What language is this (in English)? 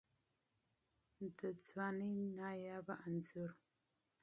Pashto